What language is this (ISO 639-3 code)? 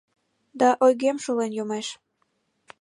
chm